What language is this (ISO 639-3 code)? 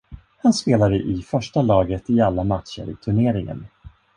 swe